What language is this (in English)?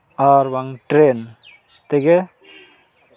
Santali